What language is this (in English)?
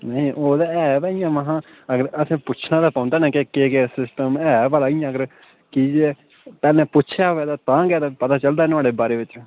Dogri